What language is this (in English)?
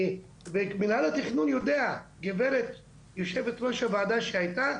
Hebrew